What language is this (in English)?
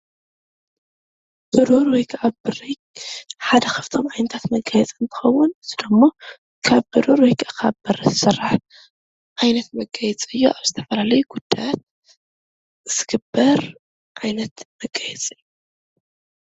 Tigrinya